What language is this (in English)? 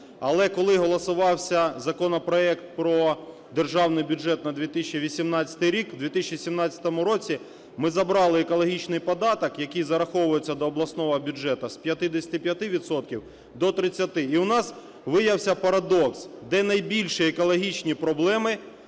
Ukrainian